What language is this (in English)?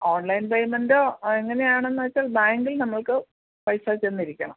Malayalam